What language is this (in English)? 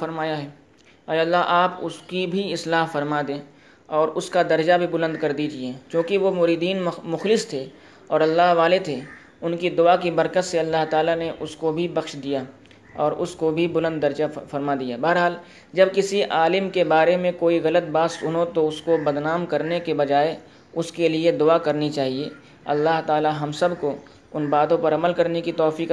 Urdu